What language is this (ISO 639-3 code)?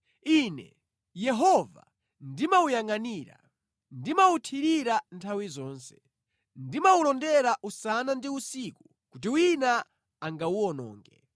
nya